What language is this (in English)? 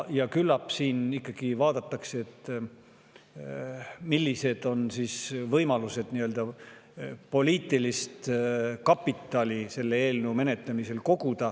Estonian